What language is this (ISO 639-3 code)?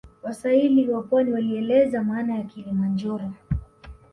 swa